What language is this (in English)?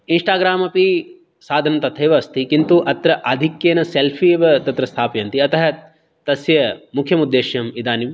Sanskrit